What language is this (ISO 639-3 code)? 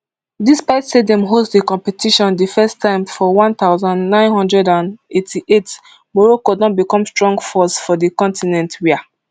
pcm